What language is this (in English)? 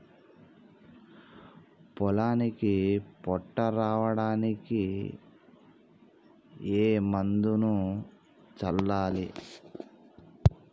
Telugu